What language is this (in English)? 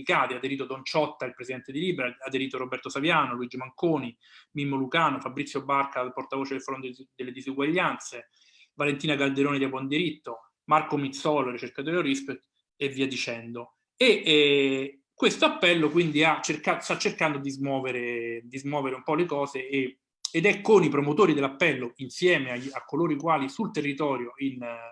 Italian